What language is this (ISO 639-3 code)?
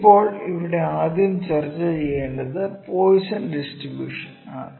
mal